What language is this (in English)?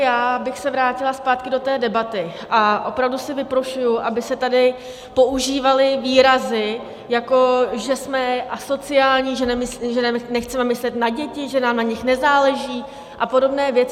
Czech